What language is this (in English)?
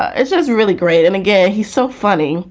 English